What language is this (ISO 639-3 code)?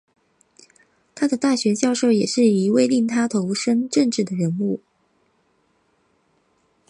zho